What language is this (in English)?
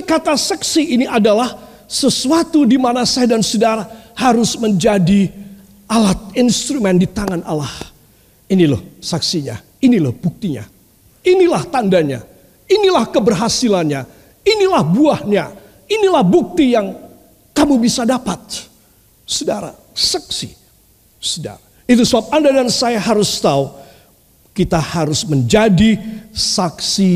Indonesian